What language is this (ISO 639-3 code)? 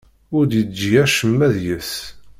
kab